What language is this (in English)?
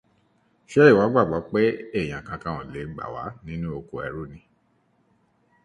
Yoruba